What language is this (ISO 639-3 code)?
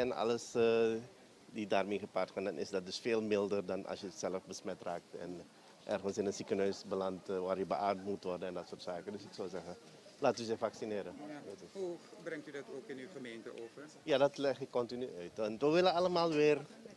nld